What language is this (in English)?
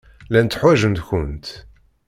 Kabyle